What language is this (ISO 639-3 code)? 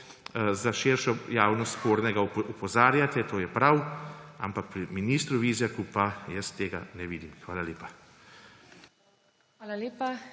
slv